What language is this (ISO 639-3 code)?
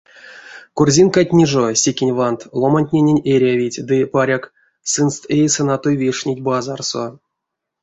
myv